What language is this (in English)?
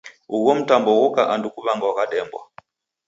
Taita